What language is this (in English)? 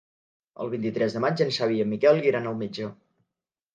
Catalan